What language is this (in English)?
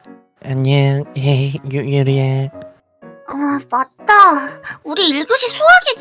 Korean